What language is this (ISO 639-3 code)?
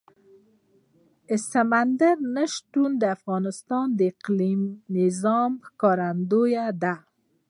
pus